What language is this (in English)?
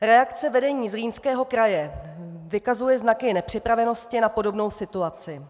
Czech